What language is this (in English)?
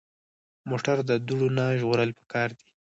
Pashto